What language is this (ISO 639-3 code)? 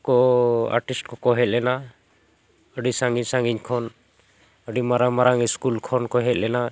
sat